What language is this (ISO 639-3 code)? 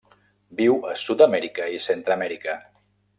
cat